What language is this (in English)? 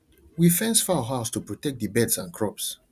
Nigerian Pidgin